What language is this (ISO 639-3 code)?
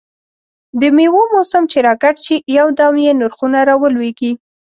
pus